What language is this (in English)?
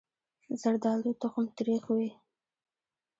Pashto